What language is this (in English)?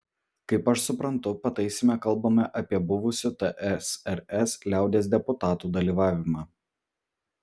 Lithuanian